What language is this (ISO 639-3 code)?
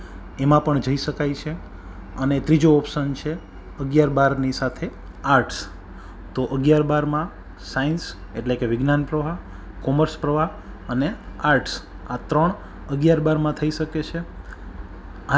guj